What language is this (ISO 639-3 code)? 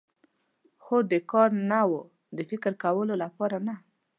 pus